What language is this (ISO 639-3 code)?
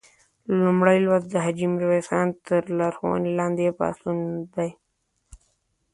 pus